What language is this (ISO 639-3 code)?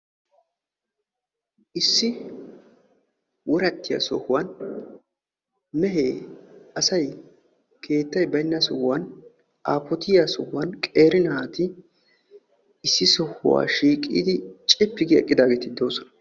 wal